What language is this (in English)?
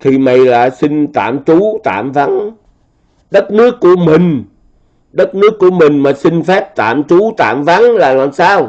Vietnamese